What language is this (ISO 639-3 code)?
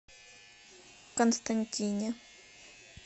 rus